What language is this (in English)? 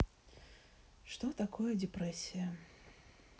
Russian